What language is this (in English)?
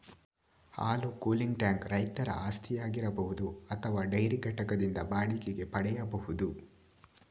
Kannada